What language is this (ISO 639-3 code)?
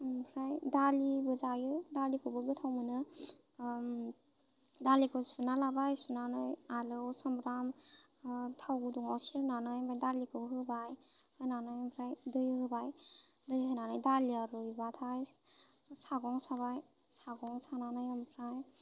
brx